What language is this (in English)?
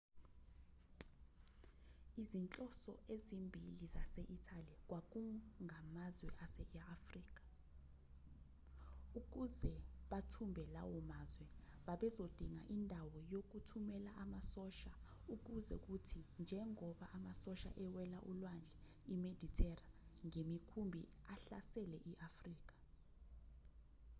Zulu